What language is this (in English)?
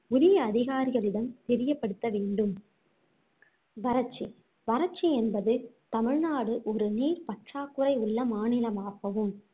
Tamil